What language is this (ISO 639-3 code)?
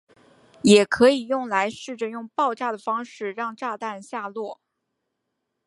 zho